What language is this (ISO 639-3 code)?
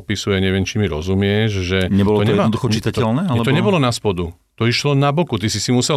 slk